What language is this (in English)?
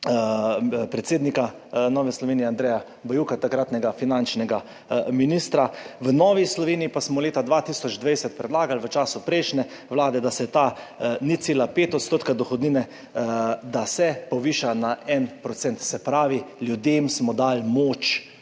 Slovenian